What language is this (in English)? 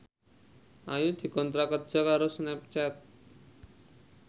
Javanese